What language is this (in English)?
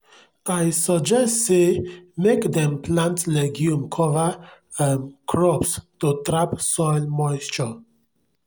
Nigerian Pidgin